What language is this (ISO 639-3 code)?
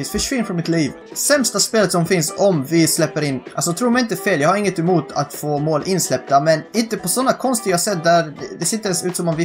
swe